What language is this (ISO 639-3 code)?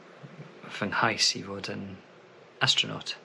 cym